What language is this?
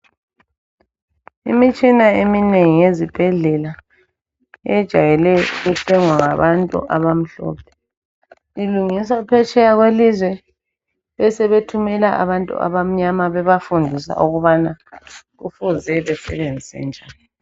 North Ndebele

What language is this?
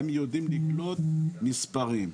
Hebrew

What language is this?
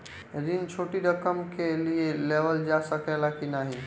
Bhojpuri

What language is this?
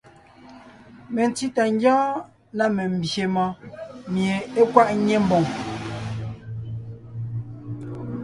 Ngiemboon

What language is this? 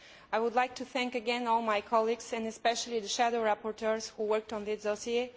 English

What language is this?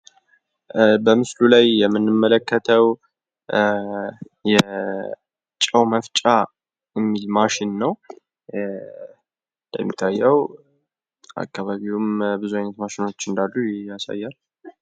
Amharic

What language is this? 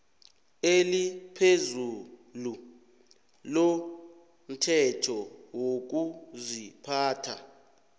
South Ndebele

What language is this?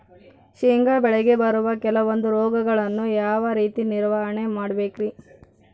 Kannada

